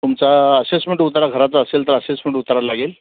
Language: Marathi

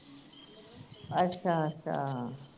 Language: Punjabi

